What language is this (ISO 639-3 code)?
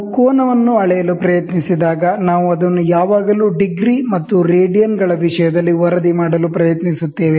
kan